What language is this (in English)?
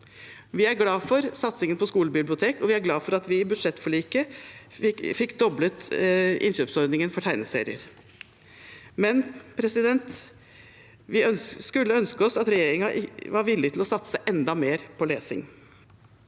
Norwegian